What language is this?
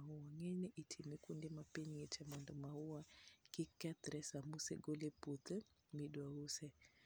Luo (Kenya and Tanzania)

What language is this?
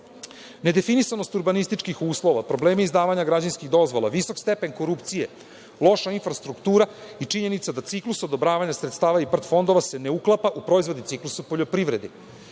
Serbian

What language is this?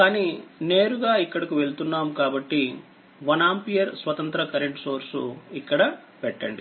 Telugu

